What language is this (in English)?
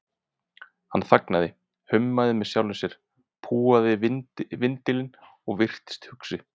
Icelandic